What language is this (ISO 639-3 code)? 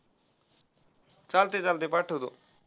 mar